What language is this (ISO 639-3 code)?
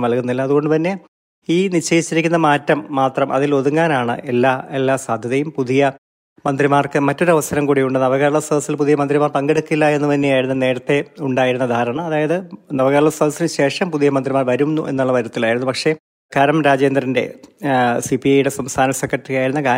mal